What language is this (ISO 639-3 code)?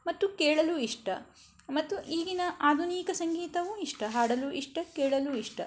kan